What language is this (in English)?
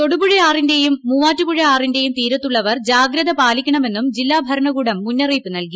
Malayalam